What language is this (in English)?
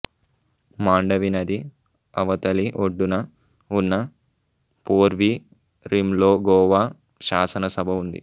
Telugu